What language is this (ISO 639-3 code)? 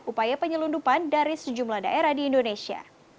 ind